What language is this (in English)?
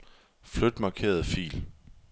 Danish